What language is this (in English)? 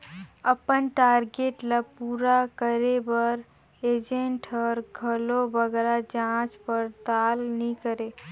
Chhattisgarhi